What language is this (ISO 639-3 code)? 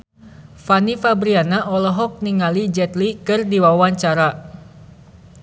sun